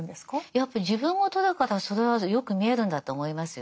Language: Japanese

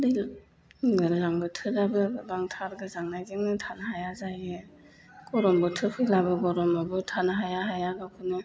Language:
Bodo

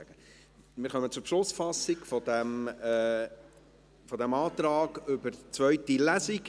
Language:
Swiss German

